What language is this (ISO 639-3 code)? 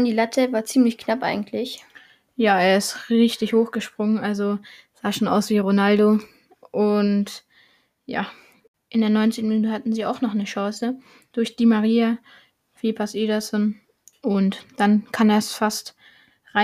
deu